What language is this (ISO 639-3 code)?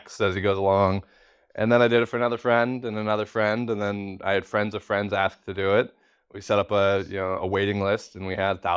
eng